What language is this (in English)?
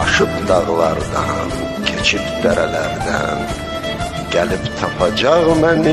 Turkish